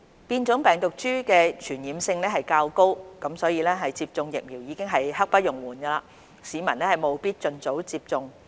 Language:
Cantonese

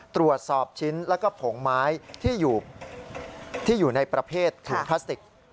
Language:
Thai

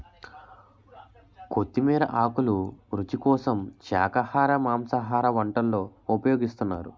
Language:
Telugu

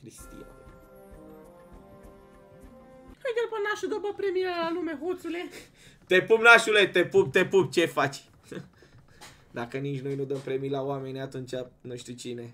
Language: Romanian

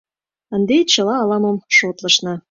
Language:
Mari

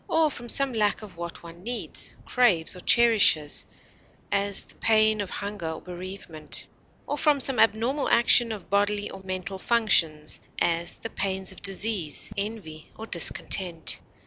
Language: English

